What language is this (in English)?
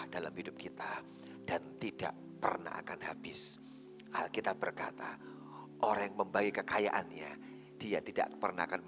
Indonesian